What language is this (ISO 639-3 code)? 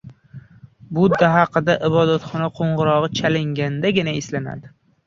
uzb